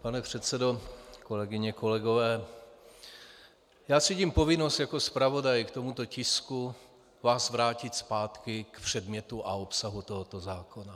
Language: Czech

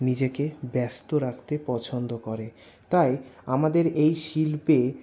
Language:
Bangla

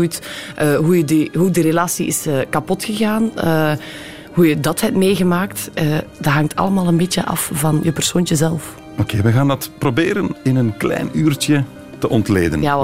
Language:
Dutch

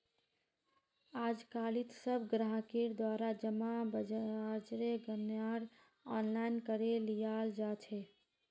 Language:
Magahi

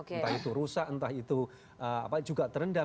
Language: Indonesian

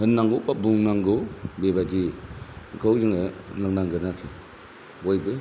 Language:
Bodo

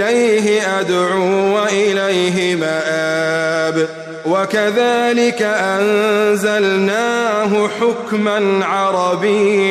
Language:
Arabic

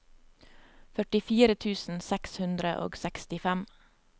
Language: Norwegian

